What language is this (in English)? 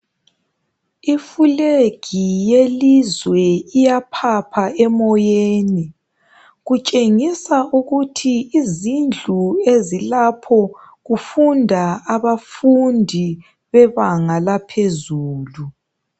North Ndebele